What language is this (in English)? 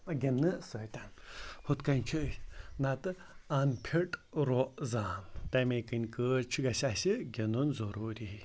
Kashmiri